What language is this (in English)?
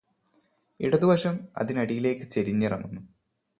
Malayalam